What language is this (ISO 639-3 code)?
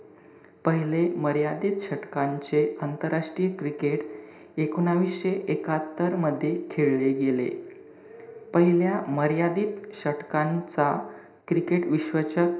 mar